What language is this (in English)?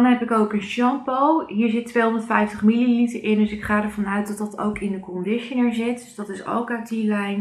Dutch